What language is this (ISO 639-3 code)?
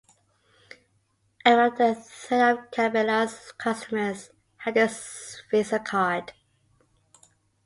eng